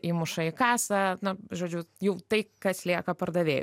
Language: Lithuanian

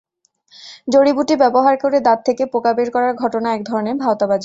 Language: Bangla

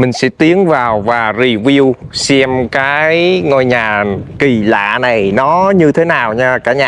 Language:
Vietnamese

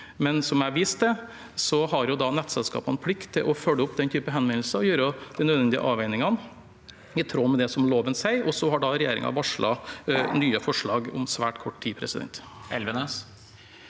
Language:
Norwegian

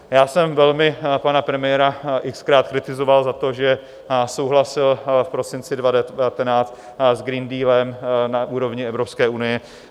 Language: Czech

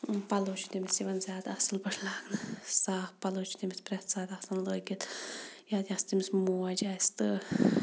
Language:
Kashmiri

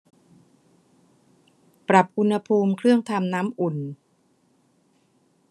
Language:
Thai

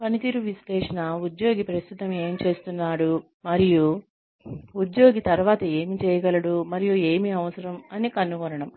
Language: Telugu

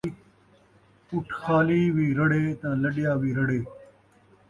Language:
Saraiki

